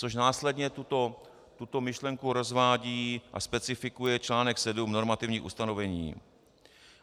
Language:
Czech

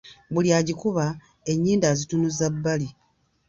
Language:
Ganda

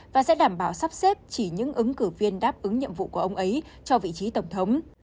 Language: Vietnamese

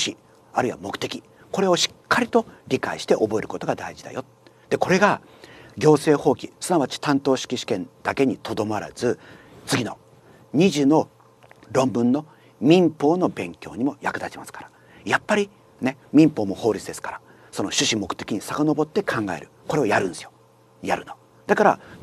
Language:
Japanese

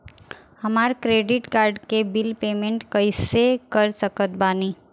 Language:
Bhojpuri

